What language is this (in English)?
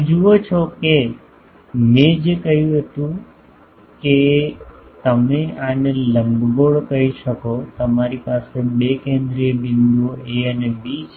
Gujarati